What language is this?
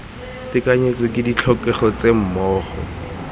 Tswana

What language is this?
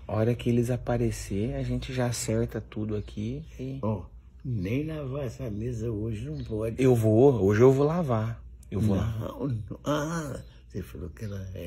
Portuguese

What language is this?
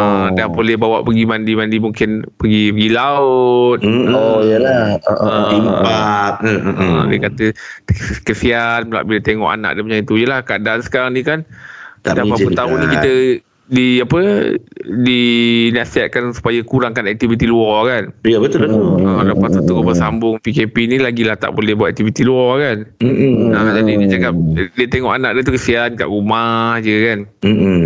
Malay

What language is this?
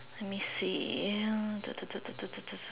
English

